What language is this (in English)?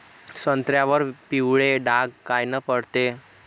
Marathi